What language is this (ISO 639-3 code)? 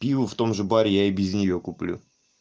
rus